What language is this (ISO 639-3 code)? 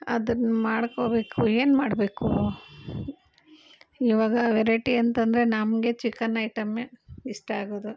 kan